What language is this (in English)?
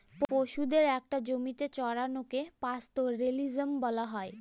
Bangla